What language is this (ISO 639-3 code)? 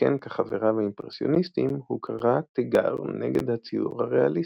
heb